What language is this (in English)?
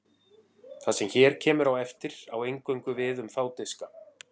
Icelandic